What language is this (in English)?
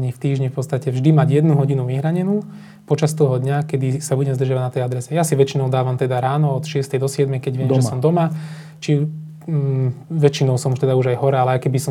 Slovak